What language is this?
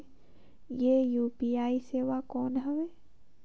Chhattisgarhi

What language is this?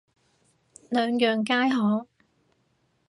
Cantonese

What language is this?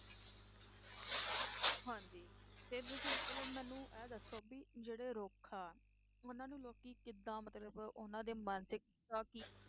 Punjabi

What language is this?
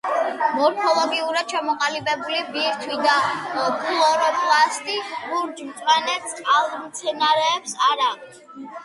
Georgian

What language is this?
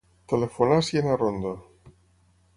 Catalan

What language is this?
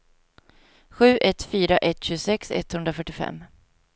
Swedish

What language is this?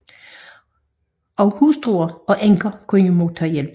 Danish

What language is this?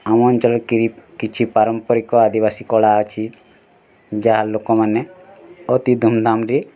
Odia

